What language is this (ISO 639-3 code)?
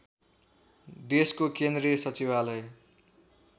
nep